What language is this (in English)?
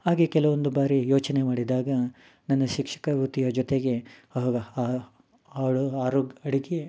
Kannada